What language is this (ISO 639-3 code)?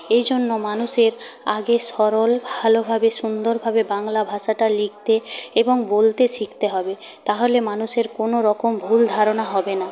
ben